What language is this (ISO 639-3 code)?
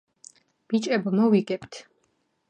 kat